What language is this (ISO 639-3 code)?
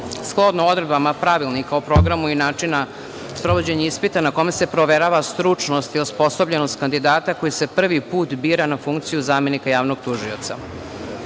srp